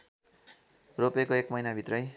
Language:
Nepali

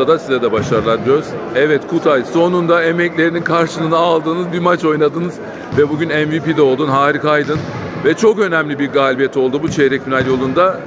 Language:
Turkish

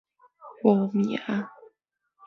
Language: Min Nan Chinese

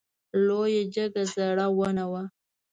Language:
Pashto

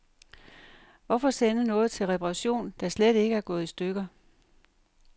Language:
Danish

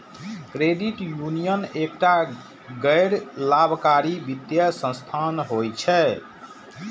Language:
Maithili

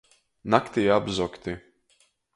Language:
Latgalian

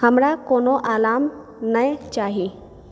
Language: Maithili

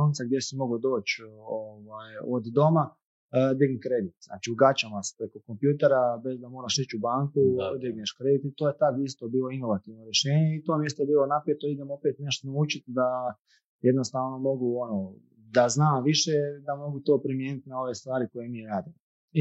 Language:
Croatian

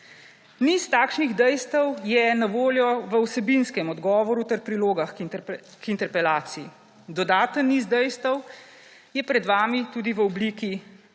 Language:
Slovenian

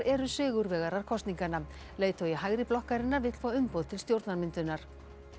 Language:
Icelandic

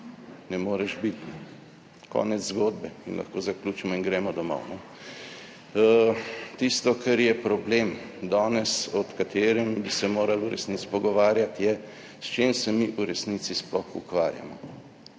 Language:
Slovenian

